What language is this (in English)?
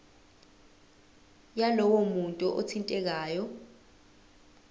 Zulu